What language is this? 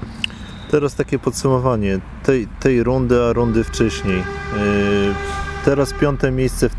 Polish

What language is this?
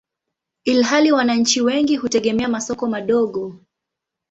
Swahili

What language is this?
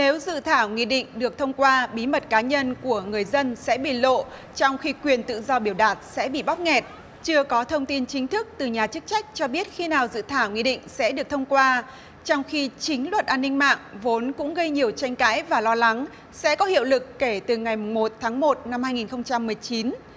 Vietnamese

